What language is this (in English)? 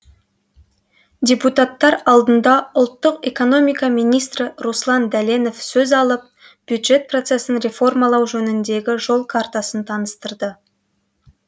Kazakh